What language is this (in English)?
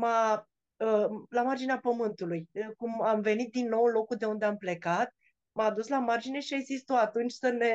Romanian